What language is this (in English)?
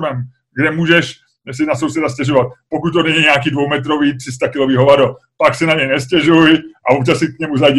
Czech